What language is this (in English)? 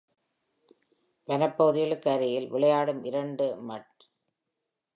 Tamil